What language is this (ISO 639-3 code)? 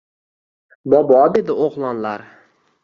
uzb